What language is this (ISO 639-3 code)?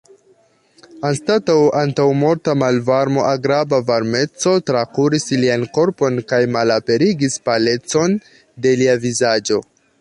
epo